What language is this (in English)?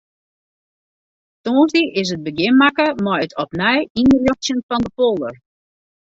Western Frisian